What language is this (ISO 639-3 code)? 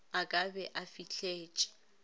nso